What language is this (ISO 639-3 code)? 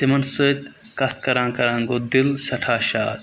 kas